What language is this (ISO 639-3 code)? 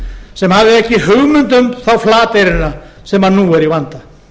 isl